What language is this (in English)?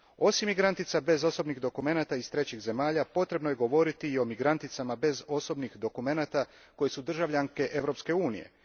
Croatian